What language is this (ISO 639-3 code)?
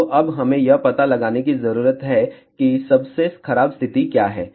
hin